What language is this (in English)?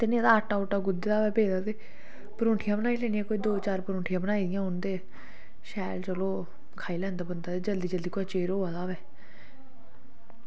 Dogri